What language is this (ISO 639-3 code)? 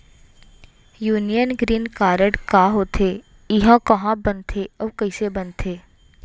hne